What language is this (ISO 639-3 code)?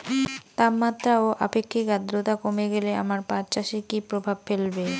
ben